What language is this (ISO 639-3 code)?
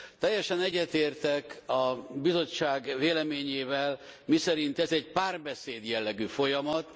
hun